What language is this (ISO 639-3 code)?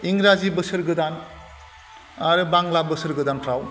brx